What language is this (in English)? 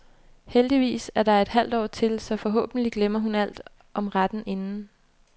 Danish